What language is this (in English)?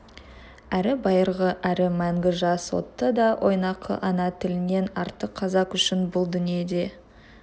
Kazakh